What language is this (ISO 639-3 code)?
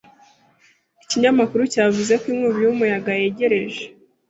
kin